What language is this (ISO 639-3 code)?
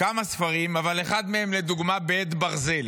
heb